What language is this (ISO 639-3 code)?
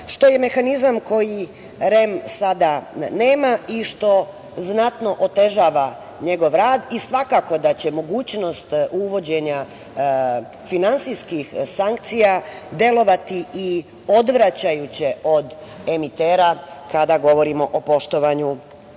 srp